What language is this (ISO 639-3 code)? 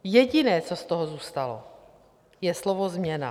ces